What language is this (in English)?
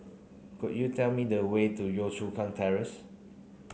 English